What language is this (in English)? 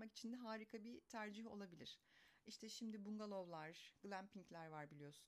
Turkish